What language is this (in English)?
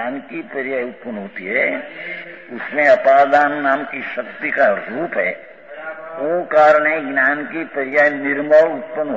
Romanian